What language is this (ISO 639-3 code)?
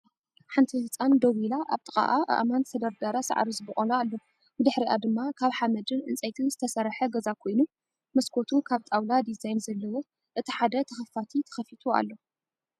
tir